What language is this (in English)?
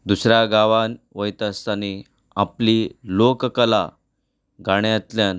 Konkani